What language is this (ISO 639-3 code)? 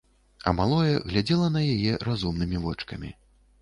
bel